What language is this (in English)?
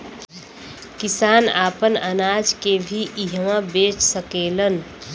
Bhojpuri